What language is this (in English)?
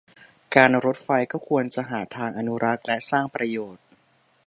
Thai